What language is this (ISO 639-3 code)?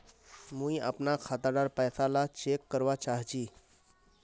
mag